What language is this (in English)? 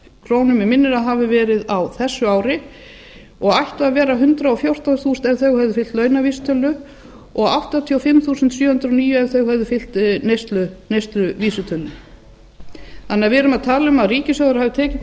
Icelandic